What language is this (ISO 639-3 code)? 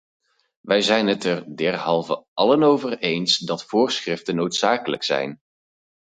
nld